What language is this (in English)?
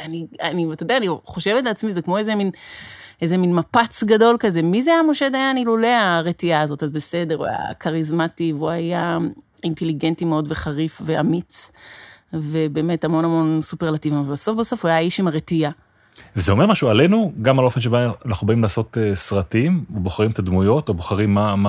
Hebrew